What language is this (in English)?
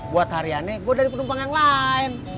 Indonesian